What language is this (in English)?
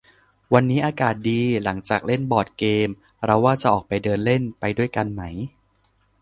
Thai